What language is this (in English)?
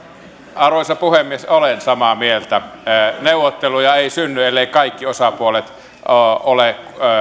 Finnish